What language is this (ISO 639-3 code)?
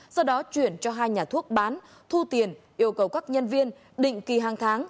vie